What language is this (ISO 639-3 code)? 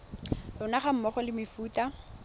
tsn